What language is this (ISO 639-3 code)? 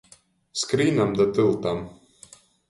ltg